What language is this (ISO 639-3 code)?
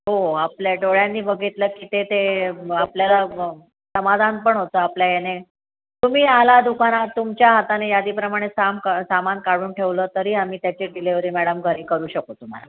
mar